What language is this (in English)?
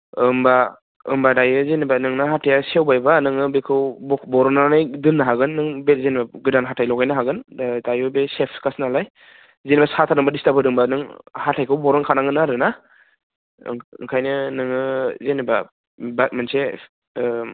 Bodo